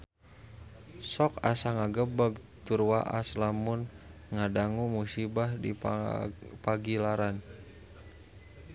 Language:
Sundanese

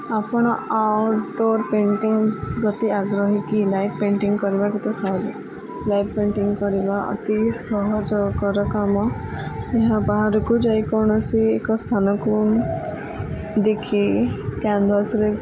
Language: Odia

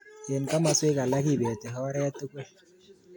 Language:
Kalenjin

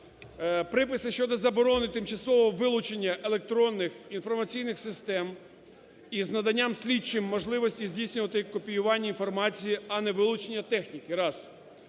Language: Ukrainian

